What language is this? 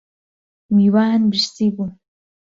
Central Kurdish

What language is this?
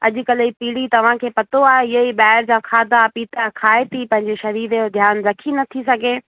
Sindhi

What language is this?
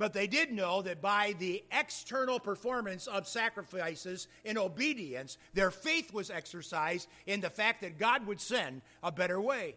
English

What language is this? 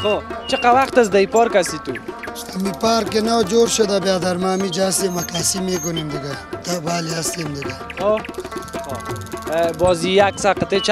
Turkish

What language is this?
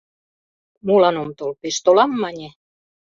Mari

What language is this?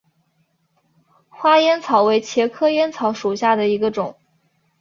Chinese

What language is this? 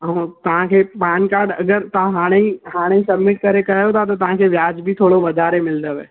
Sindhi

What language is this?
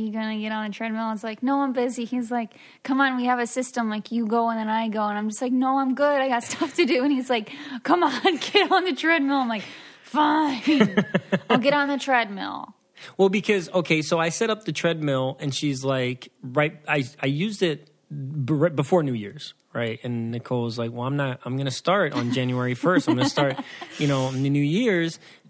English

